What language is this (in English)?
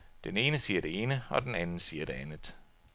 Danish